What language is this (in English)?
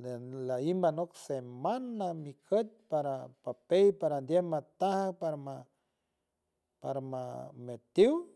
San Francisco Del Mar Huave